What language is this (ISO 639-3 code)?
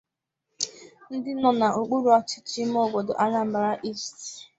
ibo